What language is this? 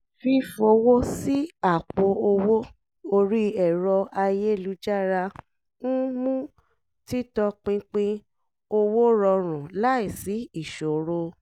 Yoruba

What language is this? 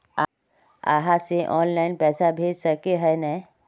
Magahi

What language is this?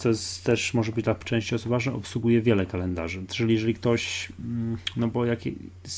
Polish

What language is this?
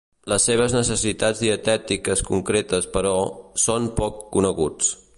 Catalan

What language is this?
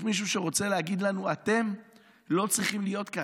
Hebrew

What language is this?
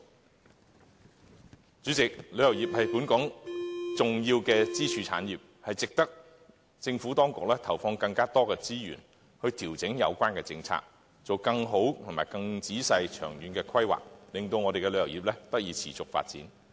Cantonese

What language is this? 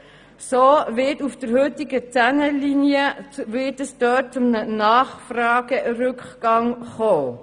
Swiss German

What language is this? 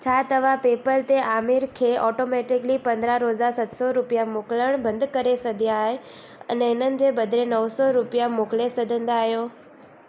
Sindhi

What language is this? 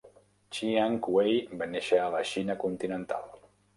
Catalan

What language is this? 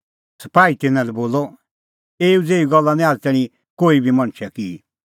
Kullu Pahari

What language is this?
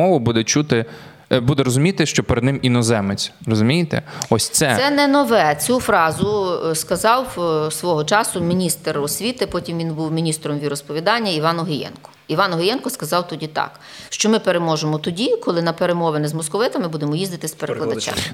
Ukrainian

